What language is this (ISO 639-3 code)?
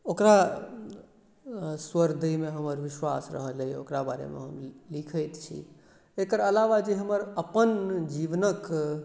mai